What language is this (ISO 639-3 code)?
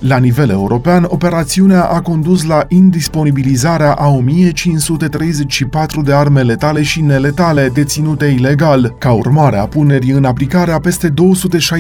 ron